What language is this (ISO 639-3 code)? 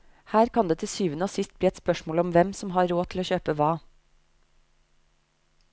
nor